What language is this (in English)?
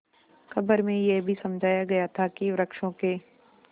Hindi